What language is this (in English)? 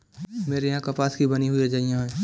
Hindi